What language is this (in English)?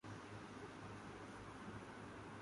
Urdu